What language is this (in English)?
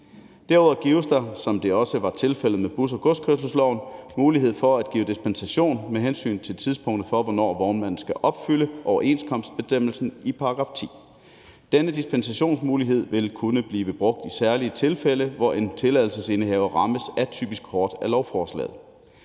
Danish